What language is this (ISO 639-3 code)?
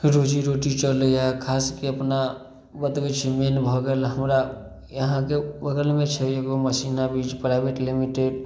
mai